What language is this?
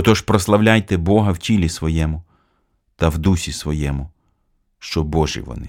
Ukrainian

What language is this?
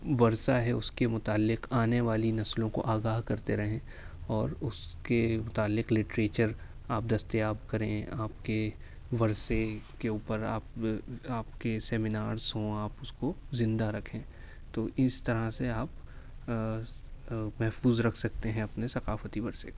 Urdu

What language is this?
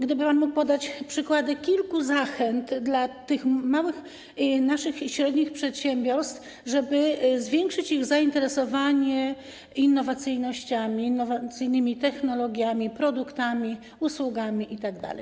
Polish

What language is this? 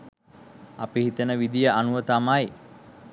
Sinhala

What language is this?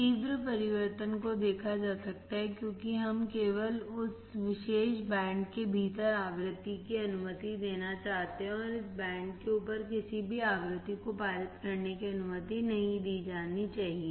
Hindi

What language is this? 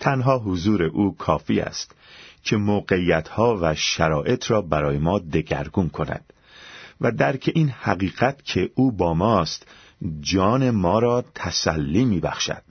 Persian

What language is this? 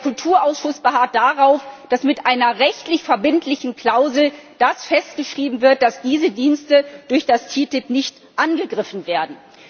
German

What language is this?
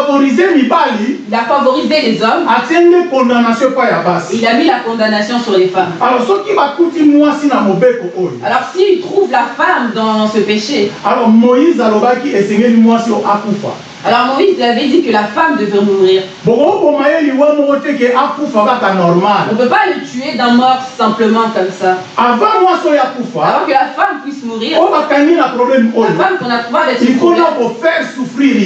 French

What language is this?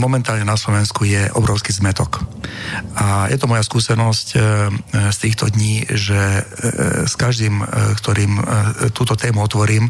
Slovak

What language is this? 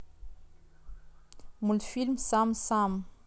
Russian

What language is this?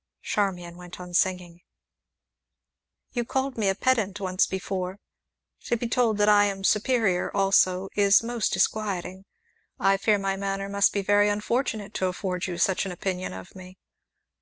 English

